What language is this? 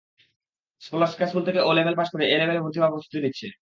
Bangla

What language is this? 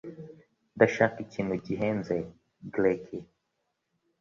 Kinyarwanda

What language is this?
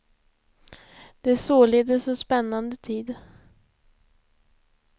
Swedish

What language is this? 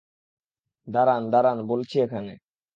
Bangla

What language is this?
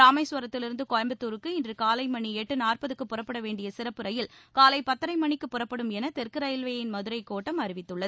Tamil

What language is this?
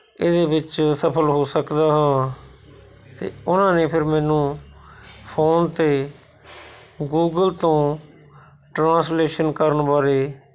Punjabi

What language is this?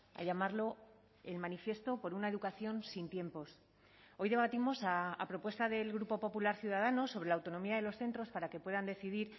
Spanish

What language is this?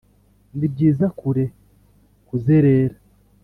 Kinyarwanda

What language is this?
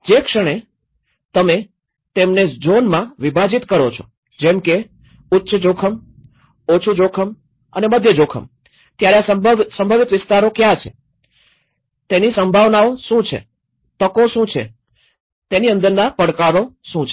Gujarati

